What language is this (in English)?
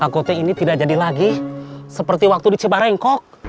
Indonesian